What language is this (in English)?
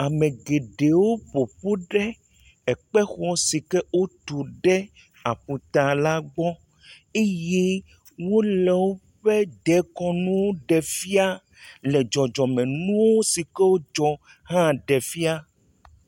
Ewe